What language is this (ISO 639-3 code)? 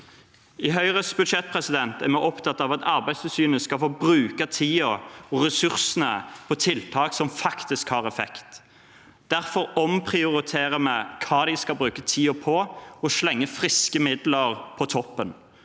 nor